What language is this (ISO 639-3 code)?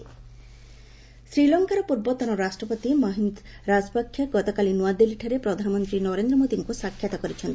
ori